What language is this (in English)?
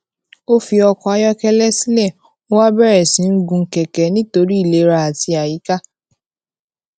Yoruba